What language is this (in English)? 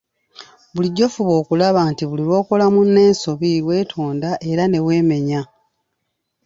Ganda